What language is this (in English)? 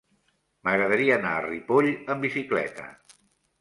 Catalan